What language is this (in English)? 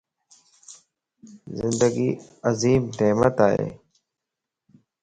Lasi